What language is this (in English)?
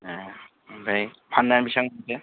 Bodo